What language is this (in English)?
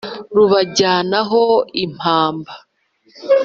Kinyarwanda